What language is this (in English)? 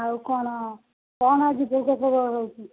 Odia